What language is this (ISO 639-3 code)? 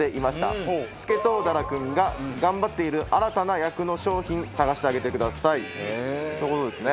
jpn